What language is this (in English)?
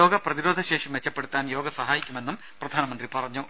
Malayalam